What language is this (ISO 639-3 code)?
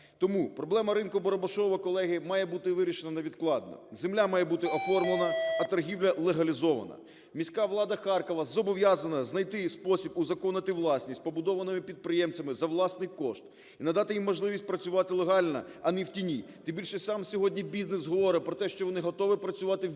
ukr